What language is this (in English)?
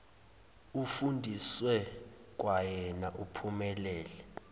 Zulu